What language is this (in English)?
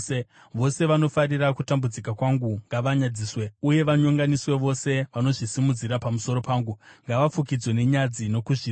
Shona